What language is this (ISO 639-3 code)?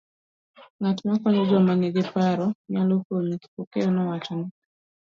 luo